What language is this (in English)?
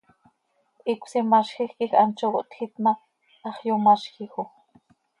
Seri